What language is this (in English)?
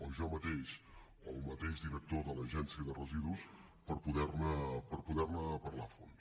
Catalan